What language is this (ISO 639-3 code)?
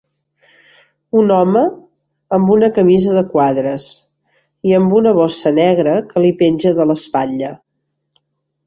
cat